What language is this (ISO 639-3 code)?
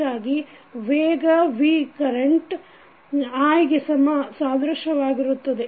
kan